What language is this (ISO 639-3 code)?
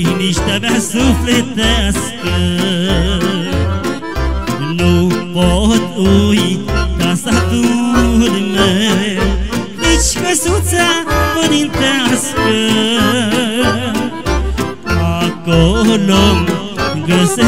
ron